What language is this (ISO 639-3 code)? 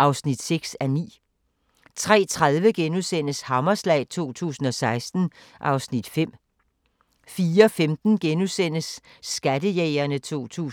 dan